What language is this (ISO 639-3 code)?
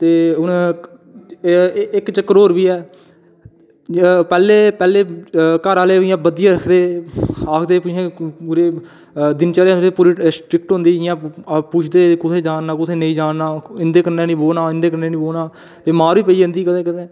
doi